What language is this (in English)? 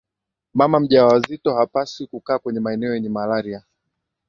Swahili